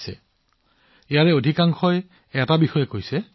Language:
Assamese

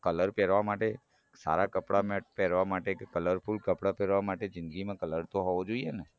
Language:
Gujarati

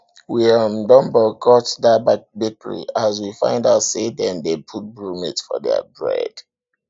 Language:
Nigerian Pidgin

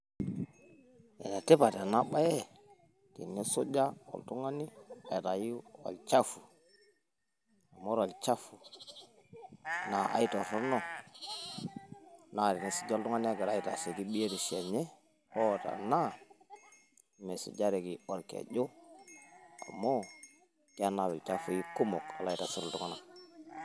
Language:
Masai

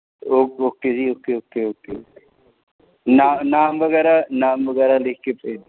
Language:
Punjabi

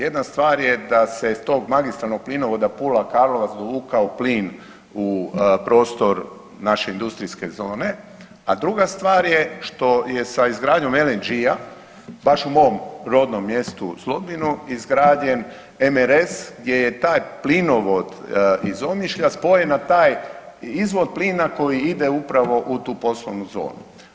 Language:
Croatian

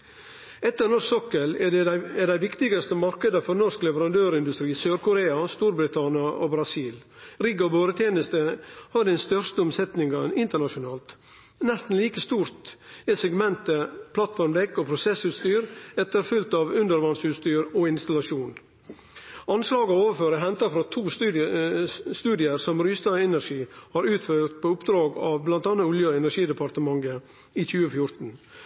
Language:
Norwegian Nynorsk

